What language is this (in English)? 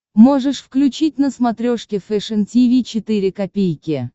Russian